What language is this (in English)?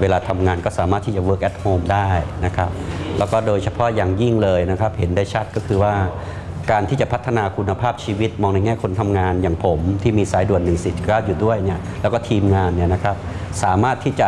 Thai